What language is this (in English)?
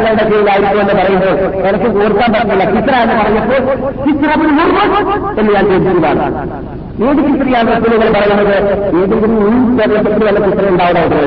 Malayalam